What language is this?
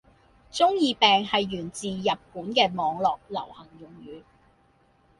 Cantonese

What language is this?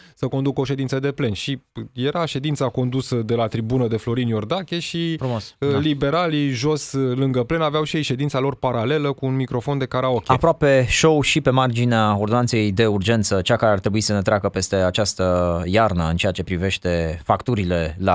Romanian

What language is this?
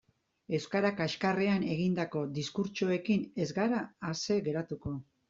Basque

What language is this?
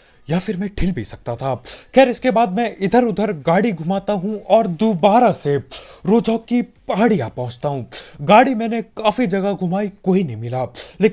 Hindi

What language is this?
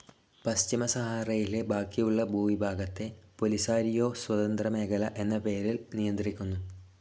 Malayalam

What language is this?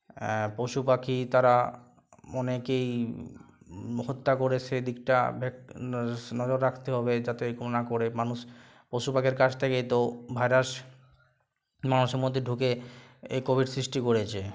Bangla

